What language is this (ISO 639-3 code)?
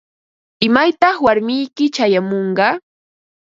qva